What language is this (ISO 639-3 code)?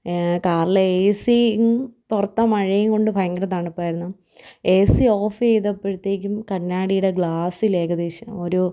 mal